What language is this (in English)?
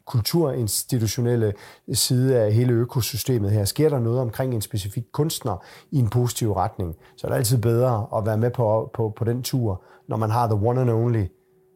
Danish